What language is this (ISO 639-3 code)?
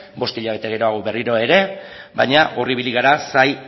eus